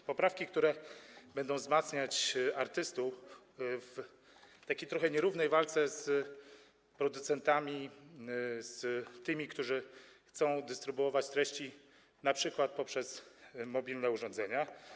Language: Polish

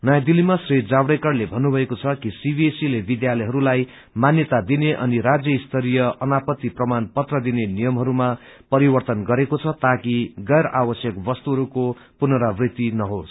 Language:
Nepali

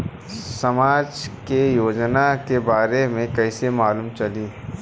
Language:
Bhojpuri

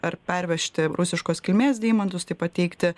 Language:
Lithuanian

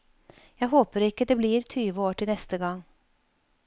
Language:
Norwegian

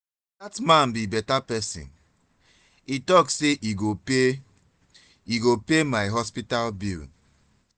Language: Nigerian Pidgin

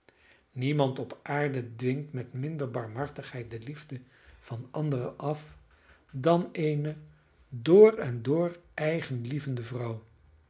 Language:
Dutch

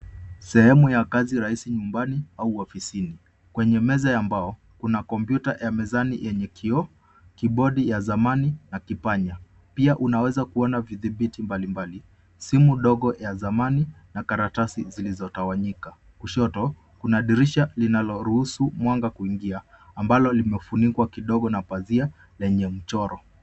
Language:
Swahili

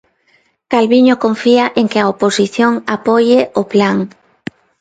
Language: Galician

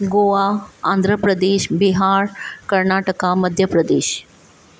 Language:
Sindhi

